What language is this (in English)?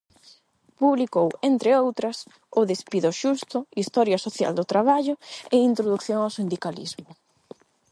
Galician